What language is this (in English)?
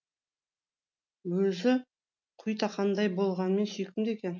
Kazakh